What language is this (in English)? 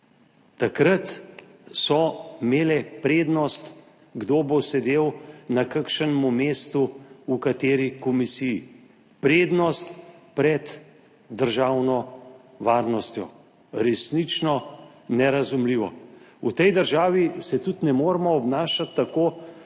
Slovenian